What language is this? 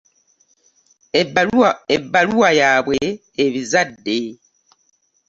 Ganda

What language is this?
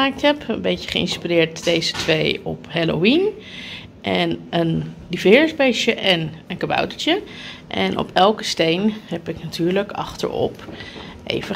Dutch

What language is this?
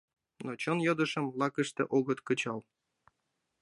Mari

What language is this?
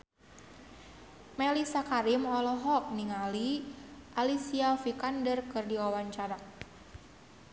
Sundanese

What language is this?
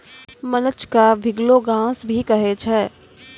Maithili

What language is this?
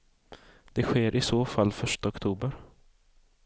Swedish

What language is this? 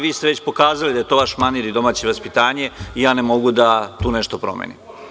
Serbian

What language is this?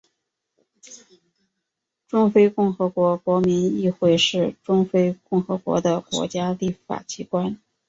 Chinese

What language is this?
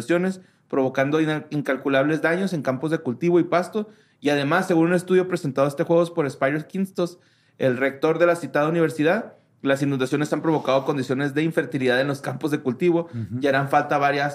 Spanish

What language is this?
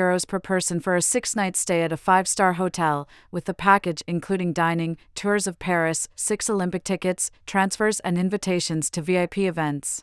English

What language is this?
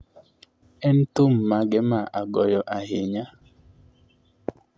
Luo (Kenya and Tanzania)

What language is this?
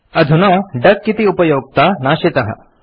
Sanskrit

